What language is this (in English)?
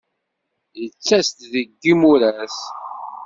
Kabyle